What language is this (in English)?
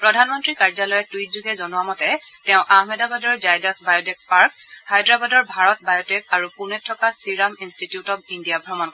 Assamese